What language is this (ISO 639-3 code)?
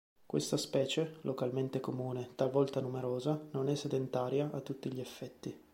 ita